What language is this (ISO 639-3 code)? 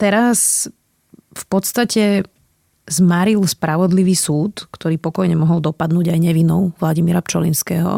slk